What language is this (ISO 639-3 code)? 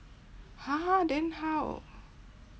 eng